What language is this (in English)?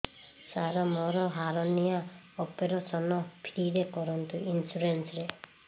Odia